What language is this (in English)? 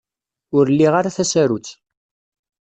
Kabyle